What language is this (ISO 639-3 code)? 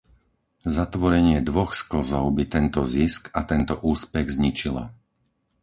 slk